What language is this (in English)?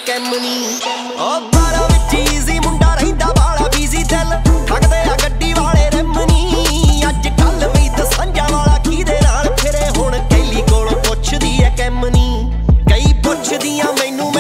Punjabi